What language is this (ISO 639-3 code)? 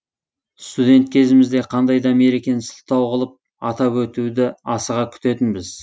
kaz